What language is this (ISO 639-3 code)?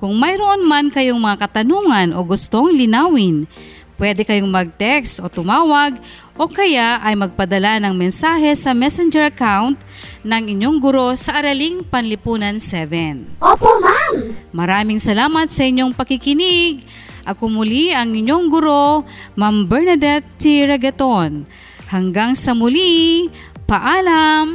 fil